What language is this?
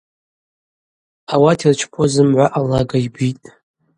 Abaza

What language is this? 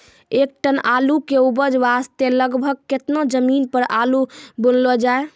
Maithili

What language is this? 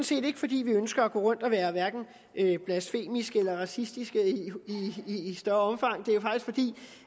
Danish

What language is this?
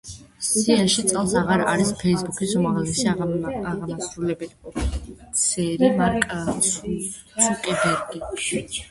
Georgian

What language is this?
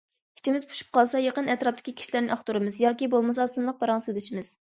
Uyghur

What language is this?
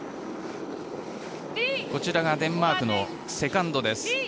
Japanese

